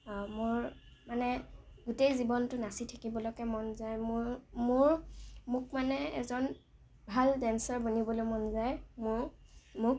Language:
Assamese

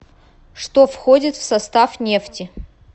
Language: Russian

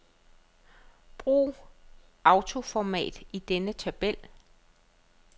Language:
Danish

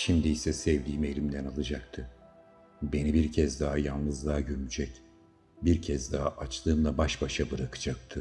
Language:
Turkish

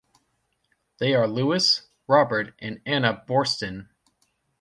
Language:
English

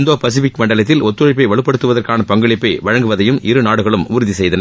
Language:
Tamil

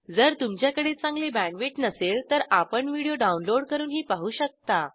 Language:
Marathi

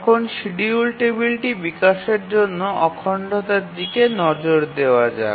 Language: Bangla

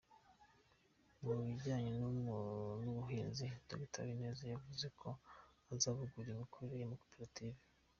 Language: Kinyarwanda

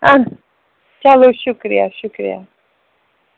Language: Kashmiri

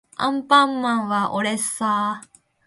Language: Japanese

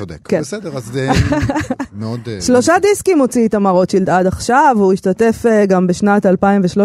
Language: Hebrew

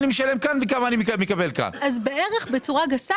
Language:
Hebrew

